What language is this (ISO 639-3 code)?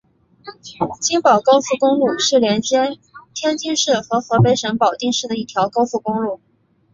zho